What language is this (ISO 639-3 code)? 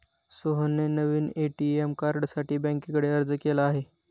mar